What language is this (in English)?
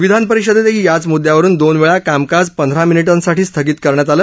Marathi